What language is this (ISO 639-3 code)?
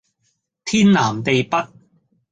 yue